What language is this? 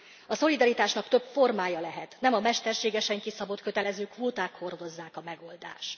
Hungarian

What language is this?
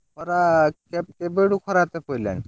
Odia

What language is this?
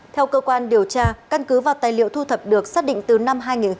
Vietnamese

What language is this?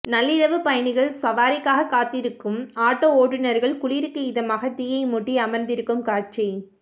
Tamil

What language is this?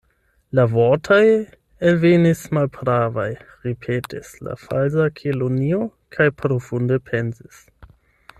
Esperanto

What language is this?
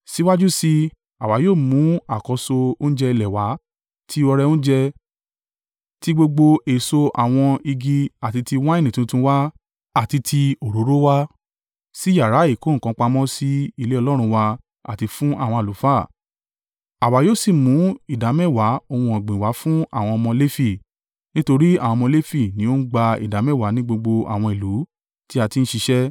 Yoruba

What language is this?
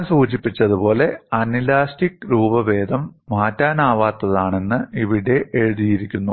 Malayalam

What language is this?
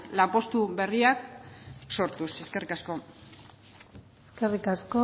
Basque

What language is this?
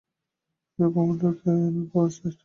Bangla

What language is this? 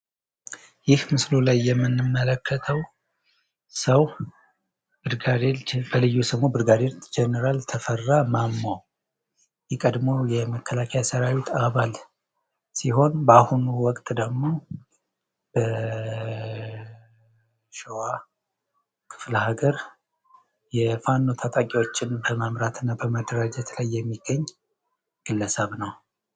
Amharic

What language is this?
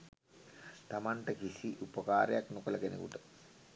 Sinhala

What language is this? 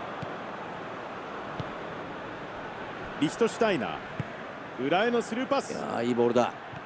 Japanese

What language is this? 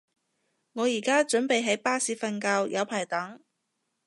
Cantonese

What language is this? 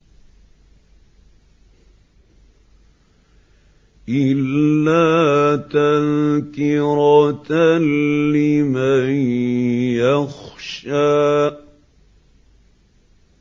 Arabic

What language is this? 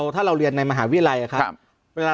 Thai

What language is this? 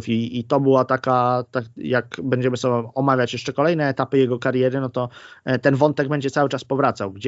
Polish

